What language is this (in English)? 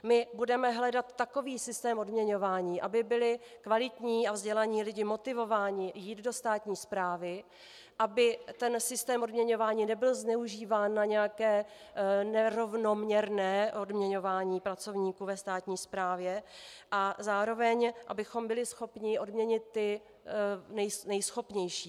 Czech